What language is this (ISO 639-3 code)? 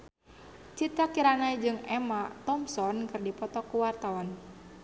sun